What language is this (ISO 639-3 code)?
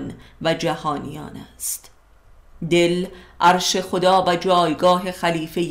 fas